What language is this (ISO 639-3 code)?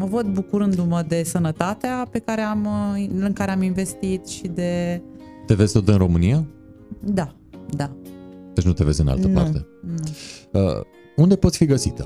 ron